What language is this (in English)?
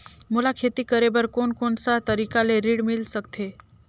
Chhattisgarhi